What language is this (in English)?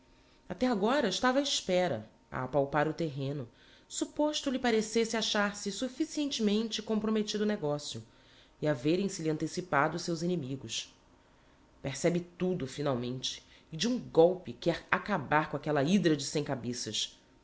Portuguese